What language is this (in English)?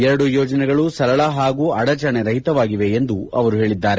Kannada